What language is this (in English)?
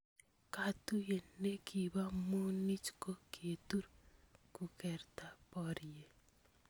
Kalenjin